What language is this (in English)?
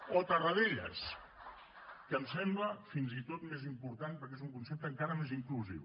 Catalan